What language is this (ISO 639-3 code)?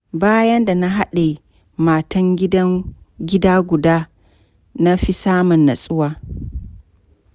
hau